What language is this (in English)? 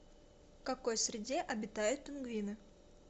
Russian